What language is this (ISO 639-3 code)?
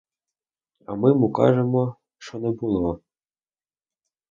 ukr